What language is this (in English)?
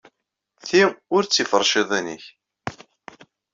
Kabyle